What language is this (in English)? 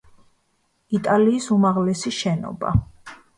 Georgian